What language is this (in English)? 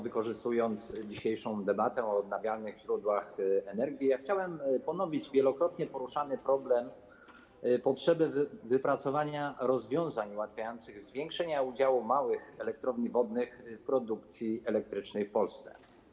Polish